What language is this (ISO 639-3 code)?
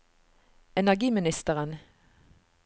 nor